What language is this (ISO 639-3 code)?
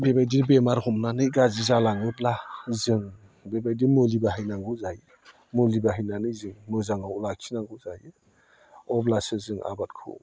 brx